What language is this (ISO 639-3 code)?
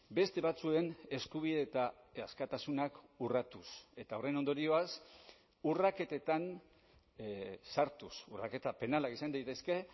eus